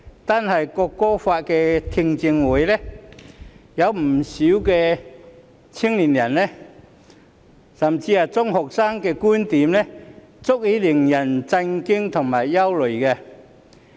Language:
Cantonese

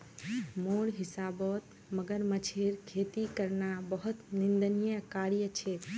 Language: Magahi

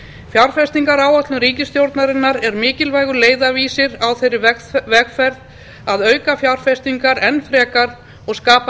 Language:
Icelandic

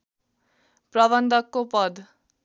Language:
Nepali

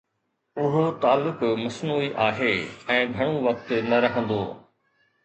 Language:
Sindhi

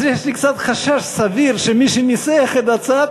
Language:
Hebrew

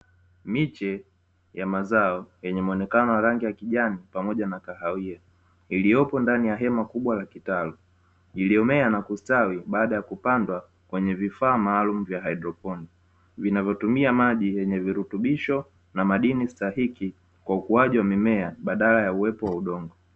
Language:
Swahili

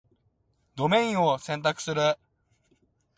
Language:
Japanese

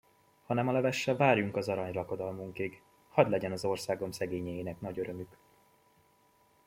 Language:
Hungarian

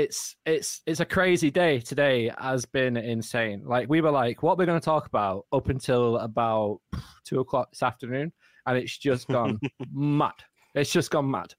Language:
English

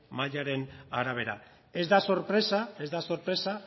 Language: Basque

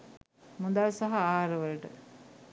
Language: Sinhala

